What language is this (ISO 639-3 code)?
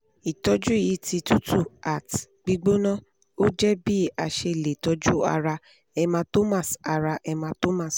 yor